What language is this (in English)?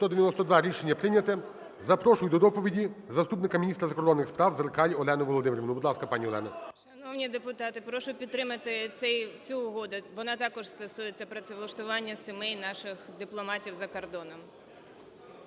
Ukrainian